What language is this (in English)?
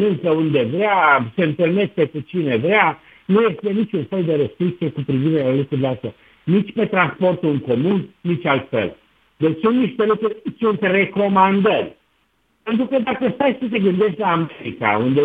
Romanian